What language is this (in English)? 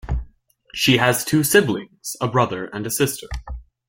English